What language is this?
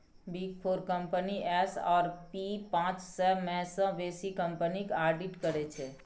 Maithili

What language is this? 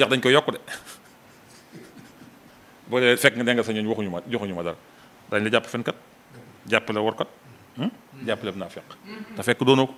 Indonesian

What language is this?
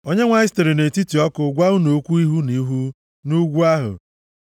Igbo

